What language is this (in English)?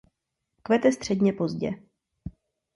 Czech